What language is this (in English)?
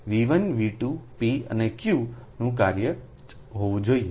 Gujarati